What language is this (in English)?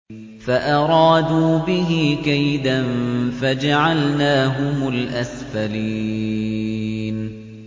Arabic